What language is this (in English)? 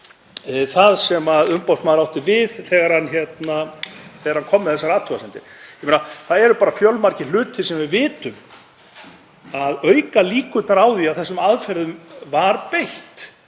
Icelandic